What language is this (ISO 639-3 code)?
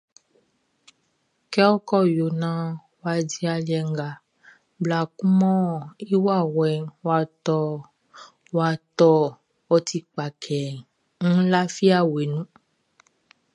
bci